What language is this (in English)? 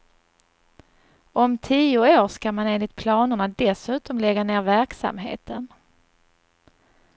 Swedish